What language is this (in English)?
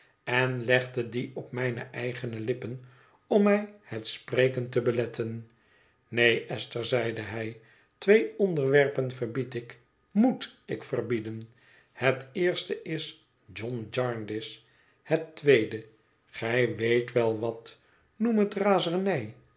Dutch